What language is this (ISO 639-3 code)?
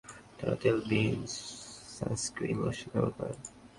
ben